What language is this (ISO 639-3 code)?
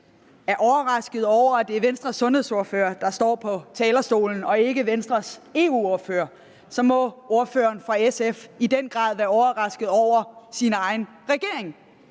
dan